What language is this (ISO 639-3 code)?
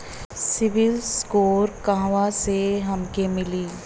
bho